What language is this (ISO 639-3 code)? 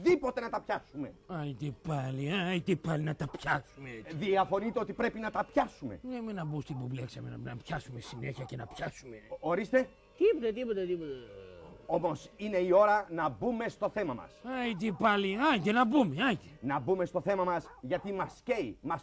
ell